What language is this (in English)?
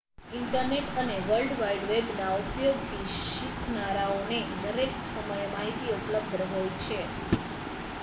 Gujarati